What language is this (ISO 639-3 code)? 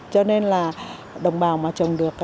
vie